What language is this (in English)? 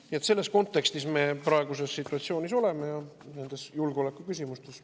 Estonian